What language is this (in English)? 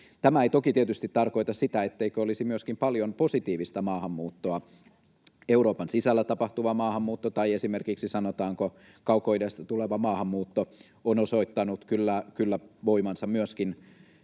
Finnish